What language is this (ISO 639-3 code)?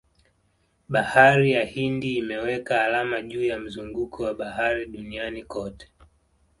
swa